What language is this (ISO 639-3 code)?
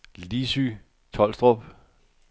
dan